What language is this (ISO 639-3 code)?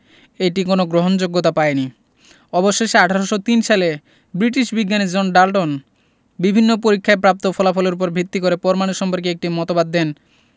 ben